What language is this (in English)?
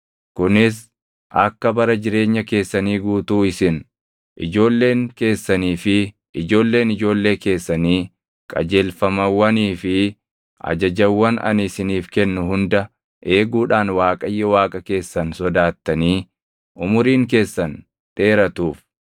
Oromo